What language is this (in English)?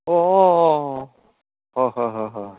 Assamese